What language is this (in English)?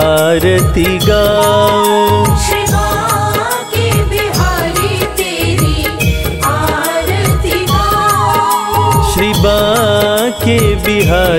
Hindi